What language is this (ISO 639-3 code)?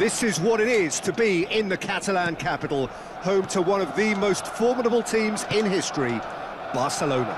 tur